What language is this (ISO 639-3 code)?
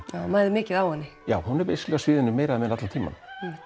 isl